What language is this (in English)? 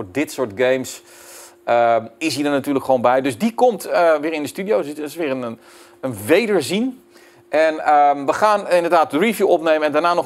Dutch